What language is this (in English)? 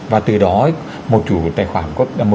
Vietnamese